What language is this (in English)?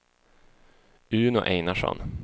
Swedish